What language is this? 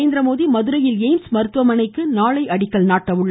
Tamil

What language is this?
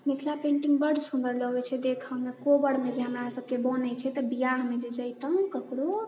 Maithili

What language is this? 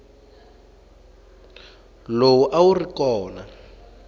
Tsonga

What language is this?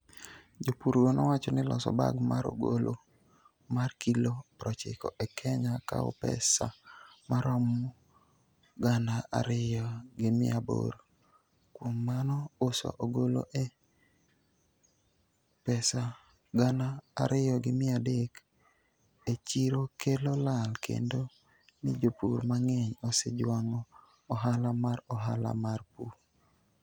Luo (Kenya and Tanzania)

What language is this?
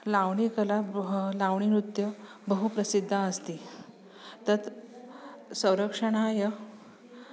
Sanskrit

